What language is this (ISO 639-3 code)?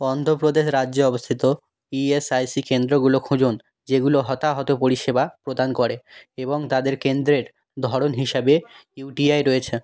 ben